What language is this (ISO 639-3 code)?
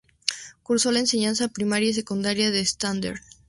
spa